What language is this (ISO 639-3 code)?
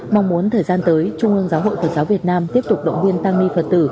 vie